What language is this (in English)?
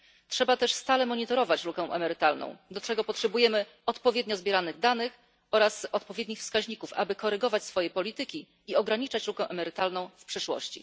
Polish